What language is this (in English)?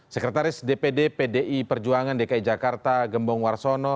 Indonesian